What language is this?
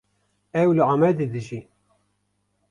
Kurdish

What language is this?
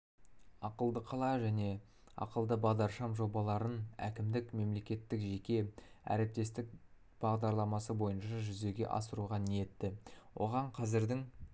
Kazakh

